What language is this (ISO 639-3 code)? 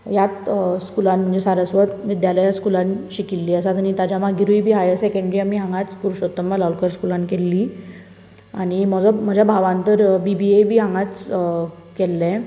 kok